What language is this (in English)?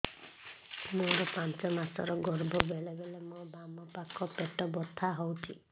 Odia